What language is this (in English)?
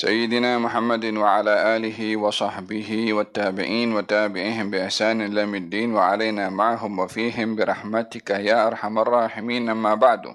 Malay